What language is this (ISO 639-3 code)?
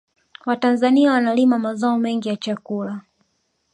swa